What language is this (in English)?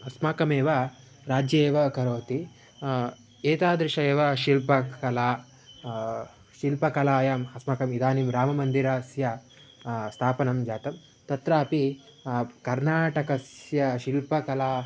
Sanskrit